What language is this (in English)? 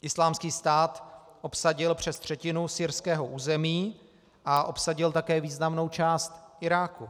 Czech